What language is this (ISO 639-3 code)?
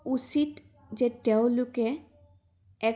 asm